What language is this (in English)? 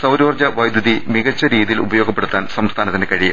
Malayalam